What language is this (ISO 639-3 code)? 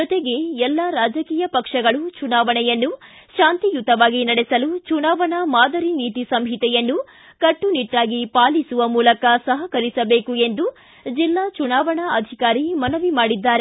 kan